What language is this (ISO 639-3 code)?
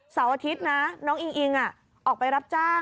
tha